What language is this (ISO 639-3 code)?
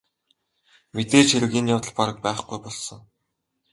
mon